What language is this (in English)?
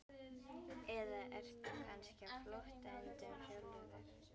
Icelandic